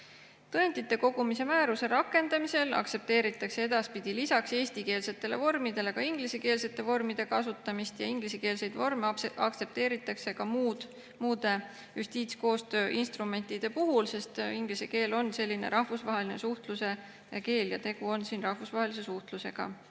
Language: Estonian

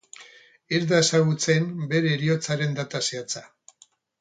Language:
Basque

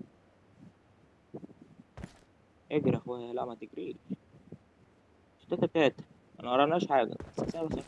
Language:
Arabic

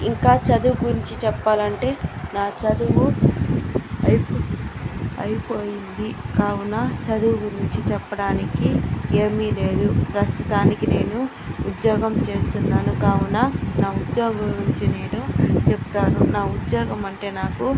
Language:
Telugu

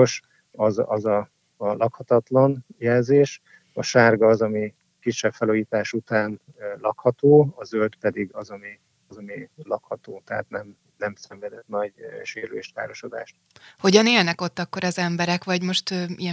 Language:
Hungarian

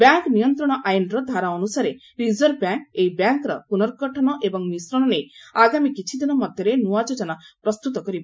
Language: Odia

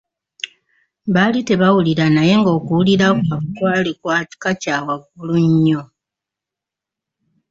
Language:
Ganda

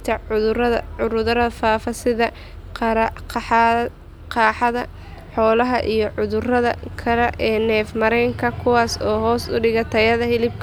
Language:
Somali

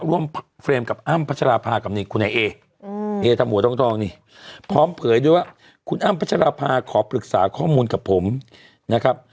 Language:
Thai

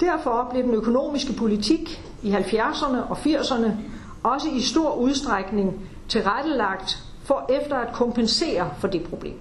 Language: Danish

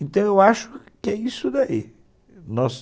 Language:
Portuguese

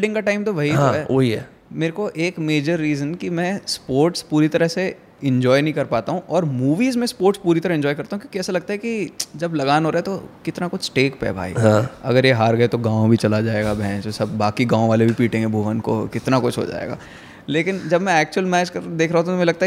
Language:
Hindi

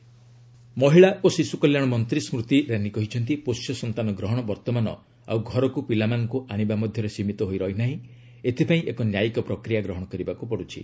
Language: Odia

